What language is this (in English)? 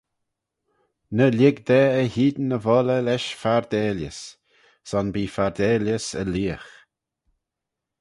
Manx